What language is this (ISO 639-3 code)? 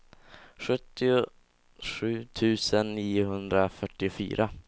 swe